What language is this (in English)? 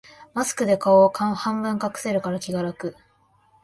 Japanese